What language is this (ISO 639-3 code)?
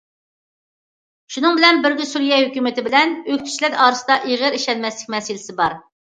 uig